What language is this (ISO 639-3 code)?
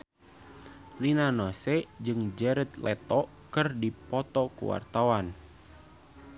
sun